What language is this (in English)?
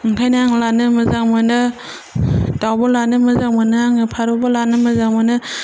Bodo